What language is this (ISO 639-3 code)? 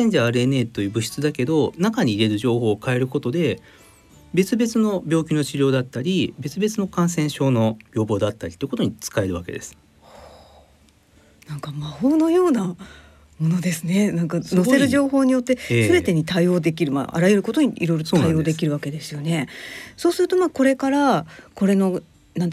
jpn